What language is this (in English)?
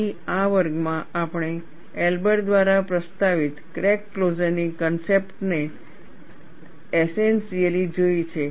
Gujarati